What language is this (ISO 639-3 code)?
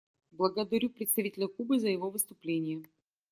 rus